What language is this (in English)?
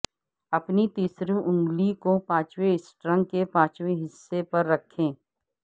Urdu